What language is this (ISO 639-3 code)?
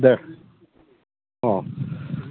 brx